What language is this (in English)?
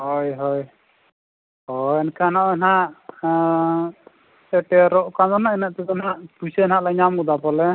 Santali